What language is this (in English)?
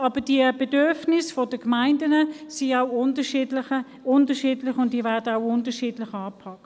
Swiss German